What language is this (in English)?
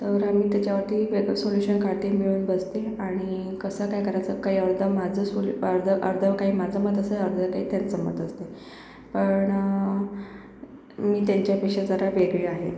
Marathi